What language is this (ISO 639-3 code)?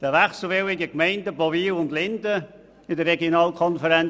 gsw